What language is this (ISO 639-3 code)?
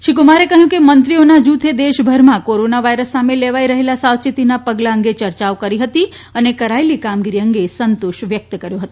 guj